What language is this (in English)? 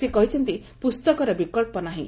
Odia